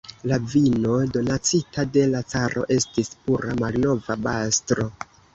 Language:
Esperanto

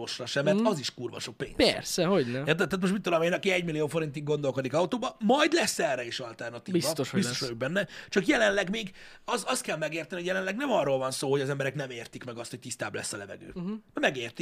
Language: Hungarian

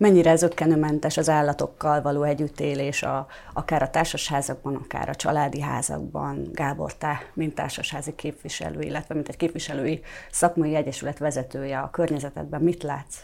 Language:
Hungarian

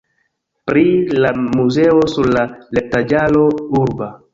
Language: Esperanto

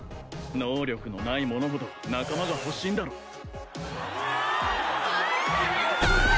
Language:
Japanese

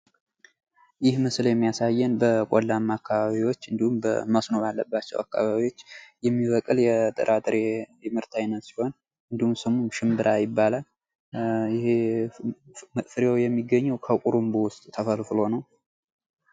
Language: Amharic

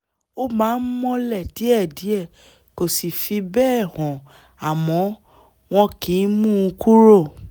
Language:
Yoruba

